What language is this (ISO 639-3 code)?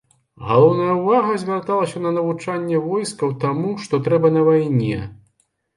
bel